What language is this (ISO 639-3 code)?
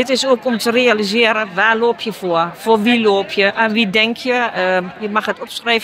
nld